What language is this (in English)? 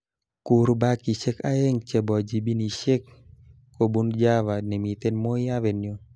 Kalenjin